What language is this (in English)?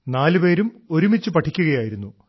Malayalam